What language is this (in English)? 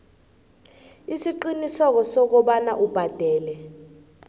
South Ndebele